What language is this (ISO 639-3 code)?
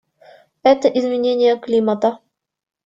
rus